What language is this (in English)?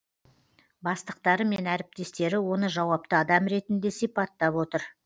Kazakh